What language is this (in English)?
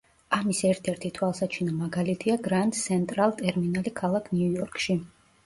Georgian